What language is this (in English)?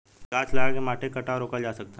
Bhojpuri